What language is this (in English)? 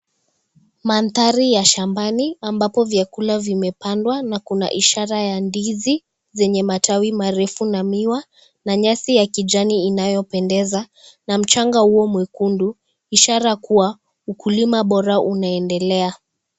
Swahili